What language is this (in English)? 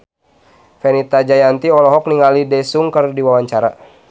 Sundanese